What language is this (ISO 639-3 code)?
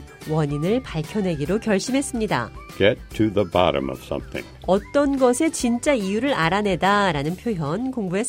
kor